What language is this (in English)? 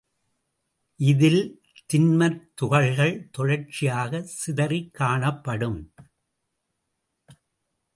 Tamil